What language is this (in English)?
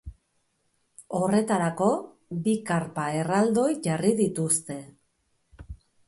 Basque